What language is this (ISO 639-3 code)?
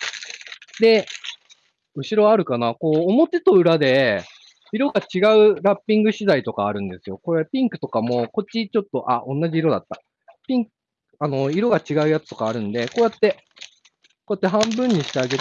jpn